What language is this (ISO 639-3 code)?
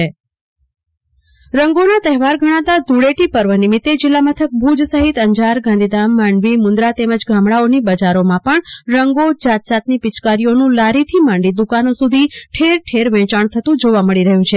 guj